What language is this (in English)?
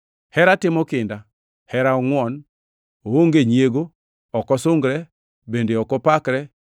Luo (Kenya and Tanzania)